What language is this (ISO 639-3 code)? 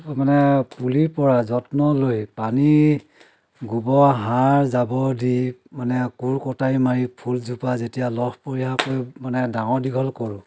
asm